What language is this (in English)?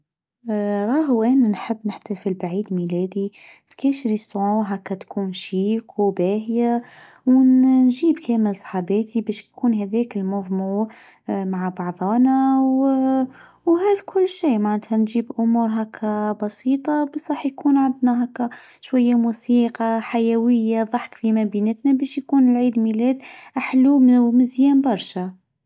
Tunisian Arabic